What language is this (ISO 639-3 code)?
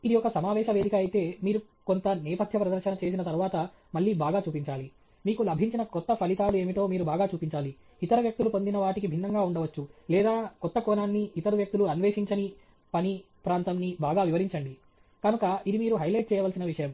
tel